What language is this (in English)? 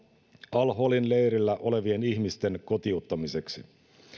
Finnish